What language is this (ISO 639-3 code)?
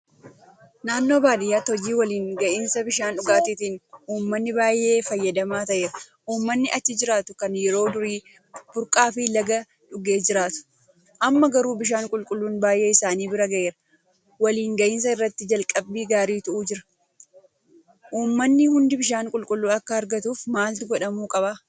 orm